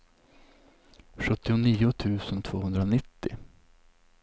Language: Swedish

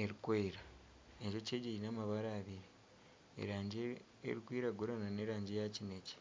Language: Nyankole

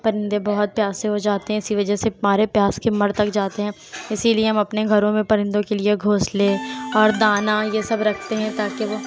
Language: Urdu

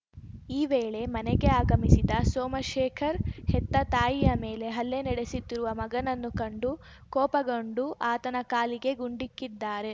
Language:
Kannada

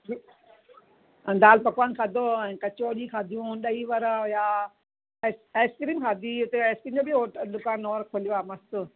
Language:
Sindhi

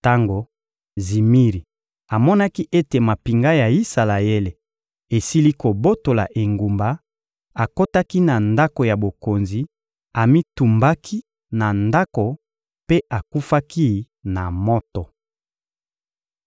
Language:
Lingala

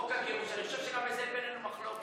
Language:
Hebrew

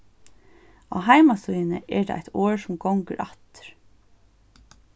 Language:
Faroese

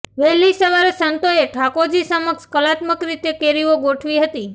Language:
Gujarati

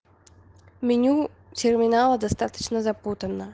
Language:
Russian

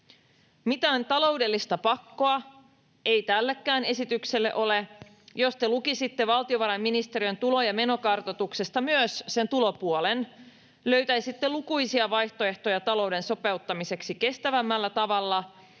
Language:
Finnish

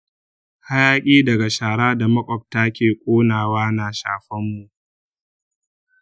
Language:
Hausa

